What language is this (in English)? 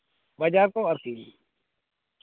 Santali